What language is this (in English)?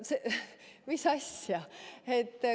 Estonian